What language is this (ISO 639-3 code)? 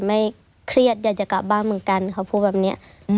tha